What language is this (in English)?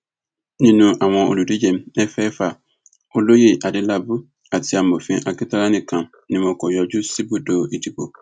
Yoruba